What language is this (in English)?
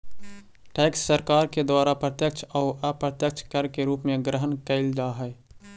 Magahi